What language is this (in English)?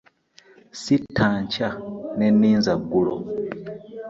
Ganda